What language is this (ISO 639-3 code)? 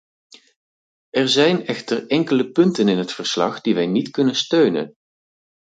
nld